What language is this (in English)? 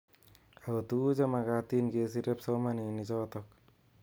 Kalenjin